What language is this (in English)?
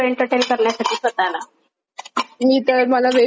Marathi